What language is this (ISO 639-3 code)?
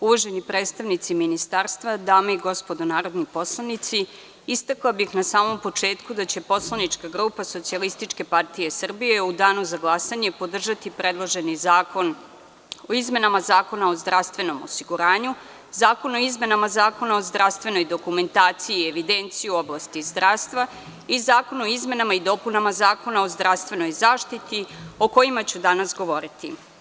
srp